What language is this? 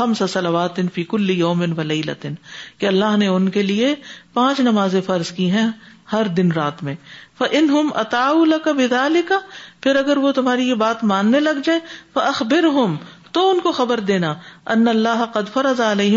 Urdu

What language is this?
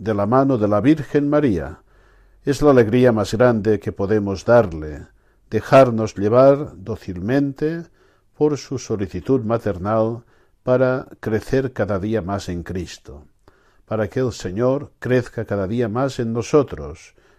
Spanish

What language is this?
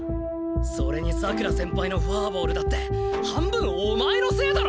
Japanese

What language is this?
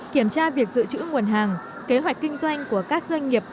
Vietnamese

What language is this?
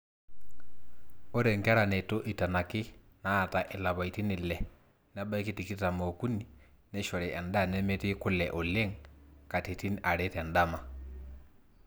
Masai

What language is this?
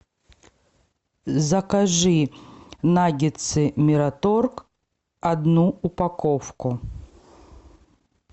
Russian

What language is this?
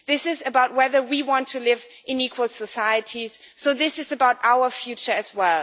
English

